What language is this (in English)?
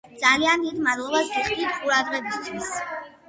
Georgian